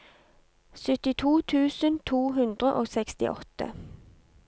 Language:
Norwegian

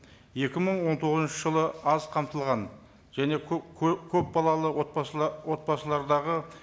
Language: Kazakh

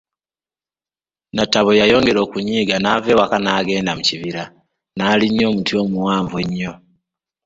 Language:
Ganda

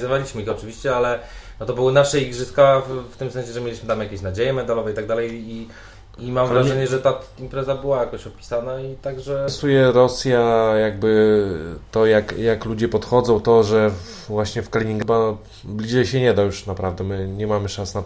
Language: Polish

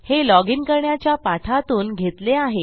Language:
Marathi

